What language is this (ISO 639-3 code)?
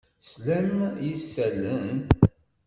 kab